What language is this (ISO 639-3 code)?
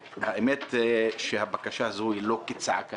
heb